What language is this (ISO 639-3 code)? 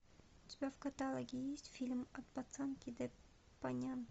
rus